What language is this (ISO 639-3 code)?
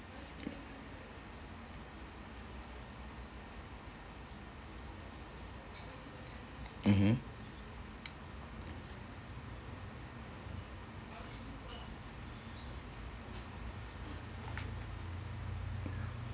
eng